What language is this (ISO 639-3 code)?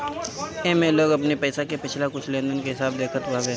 bho